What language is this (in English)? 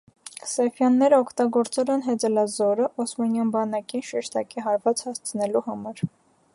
Armenian